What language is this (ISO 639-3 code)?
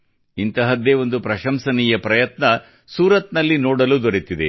kan